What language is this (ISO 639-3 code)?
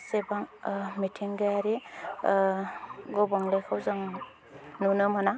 brx